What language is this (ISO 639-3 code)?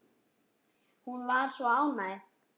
isl